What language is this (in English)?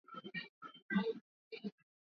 Swahili